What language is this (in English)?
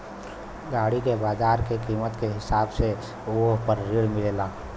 Bhojpuri